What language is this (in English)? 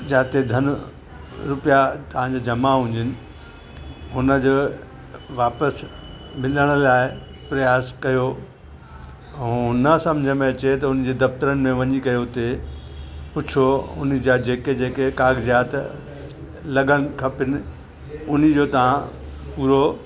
Sindhi